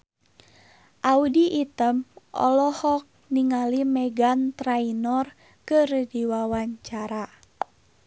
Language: Sundanese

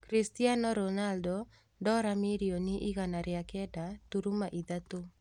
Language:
Kikuyu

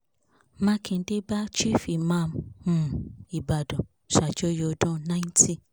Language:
Yoruba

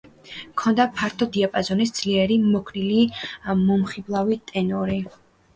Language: Georgian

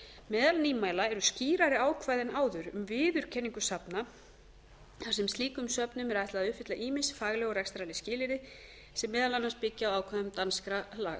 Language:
Icelandic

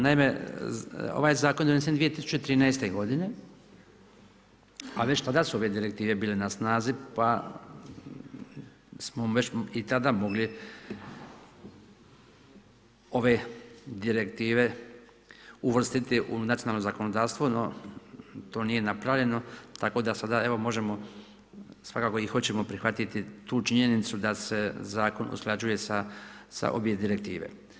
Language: Croatian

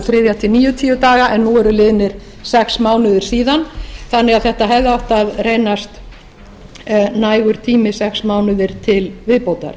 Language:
Icelandic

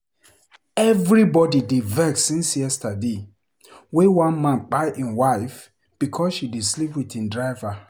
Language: Nigerian Pidgin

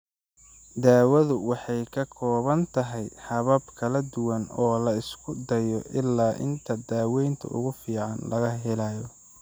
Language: Somali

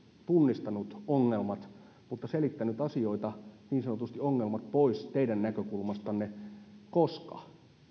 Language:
Finnish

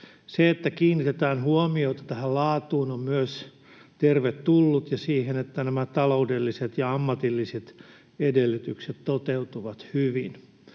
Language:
Finnish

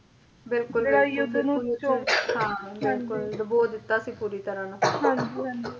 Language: Punjabi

